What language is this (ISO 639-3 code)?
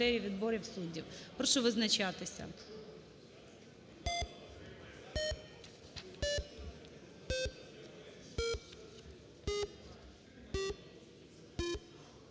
ukr